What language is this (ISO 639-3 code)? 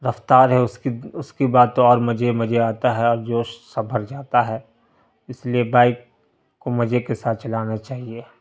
urd